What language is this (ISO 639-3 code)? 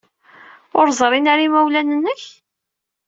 kab